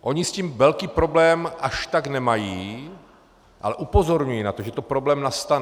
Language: Czech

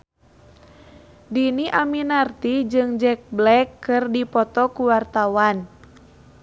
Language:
Sundanese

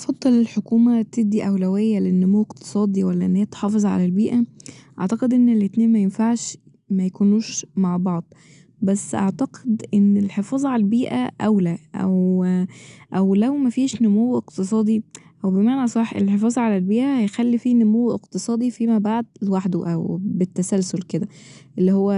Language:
Egyptian Arabic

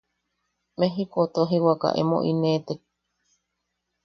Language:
Yaqui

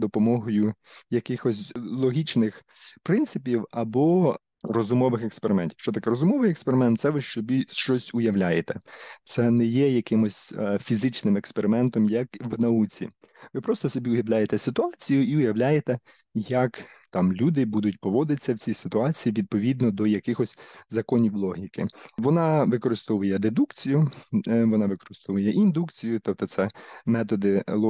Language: Ukrainian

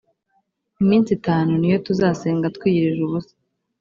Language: Kinyarwanda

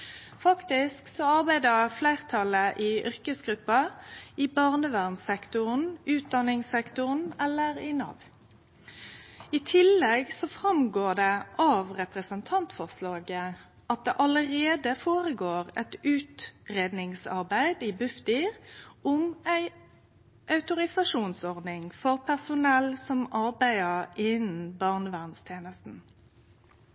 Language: Norwegian Nynorsk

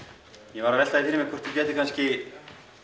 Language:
Icelandic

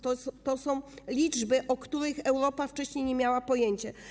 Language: Polish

